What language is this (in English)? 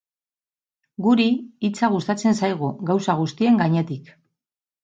Basque